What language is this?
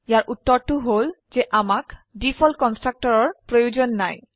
Assamese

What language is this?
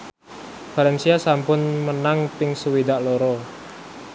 Javanese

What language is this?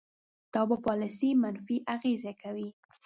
Pashto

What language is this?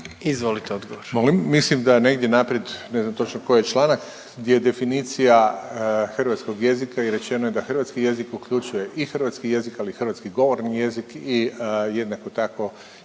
Croatian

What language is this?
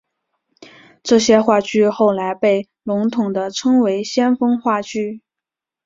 Chinese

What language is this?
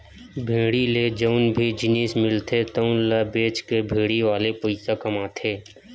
Chhattisgarhi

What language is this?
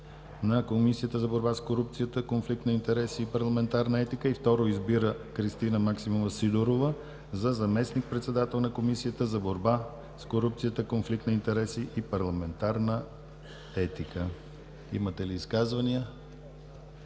Bulgarian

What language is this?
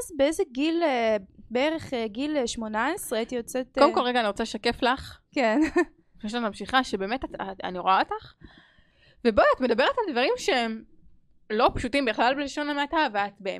Hebrew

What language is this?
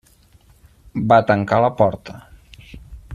Catalan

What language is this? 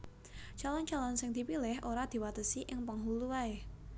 Javanese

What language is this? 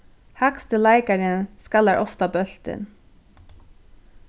Faroese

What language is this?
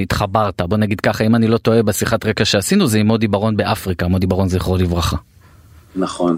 Hebrew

